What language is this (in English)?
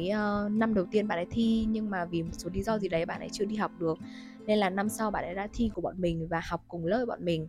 Vietnamese